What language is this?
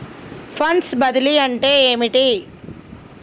Telugu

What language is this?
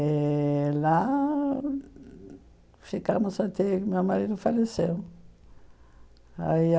Portuguese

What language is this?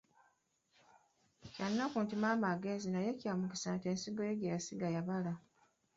Ganda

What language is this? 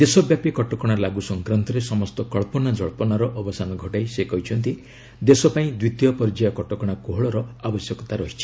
Odia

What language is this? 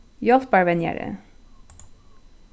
Faroese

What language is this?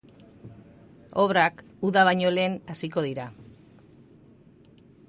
Basque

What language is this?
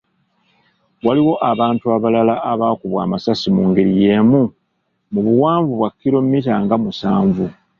Ganda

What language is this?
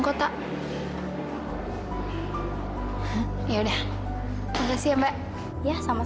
Indonesian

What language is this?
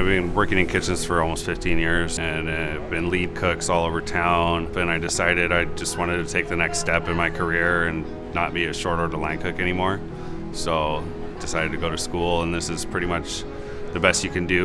English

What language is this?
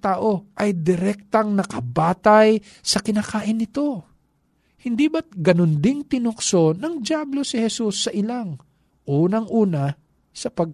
Filipino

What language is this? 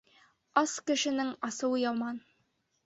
Bashkir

